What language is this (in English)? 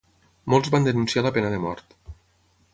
Catalan